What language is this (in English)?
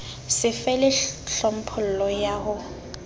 Southern Sotho